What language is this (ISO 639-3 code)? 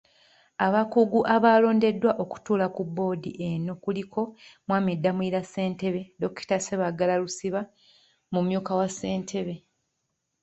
lug